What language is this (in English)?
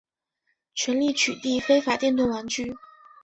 Chinese